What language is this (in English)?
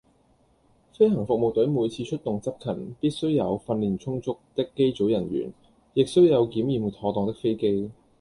Cantonese